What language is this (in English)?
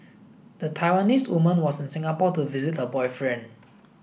English